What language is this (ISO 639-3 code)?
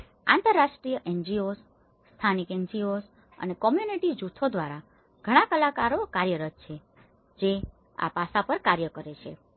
guj